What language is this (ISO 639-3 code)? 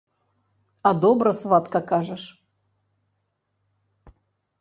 bel